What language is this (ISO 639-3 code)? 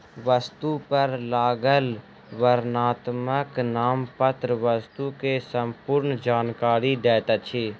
mai